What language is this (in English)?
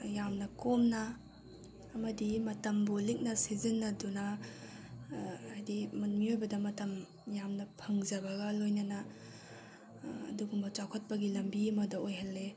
Manipuri